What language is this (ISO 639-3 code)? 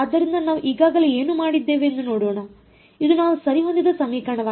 kan